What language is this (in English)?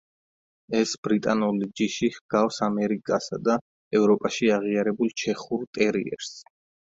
Georgian